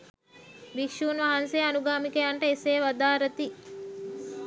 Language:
Sinhala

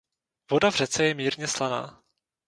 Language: Czech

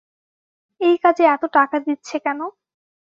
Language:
Bangla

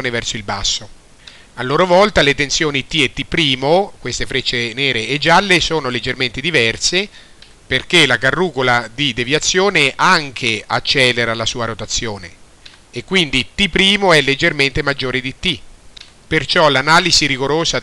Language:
Italian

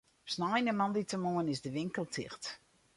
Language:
Western Frisian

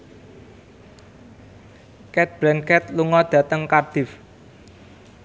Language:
Javanese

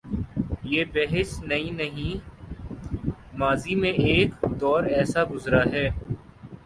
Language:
Urdu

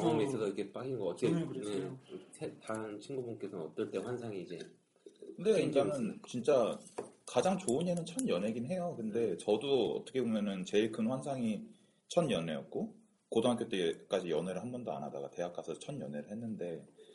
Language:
Korean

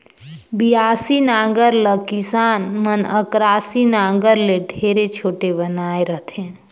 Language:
Chhattisgarhi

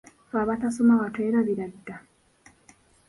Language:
Ganda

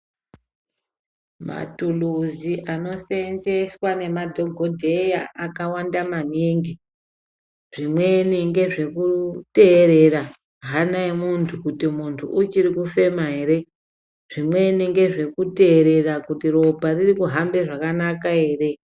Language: Ndau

